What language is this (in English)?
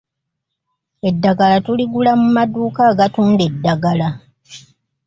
Ganda